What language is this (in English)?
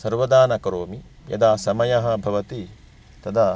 Sanskrit